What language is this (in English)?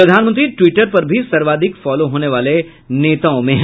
Hindi